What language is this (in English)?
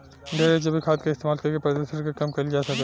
Bhojpuri